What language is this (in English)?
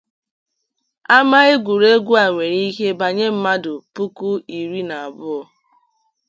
Igbo